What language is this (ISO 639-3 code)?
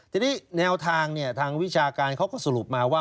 tha